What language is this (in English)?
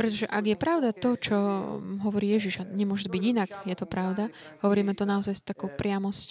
Slovak